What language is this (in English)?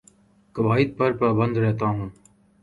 Urdu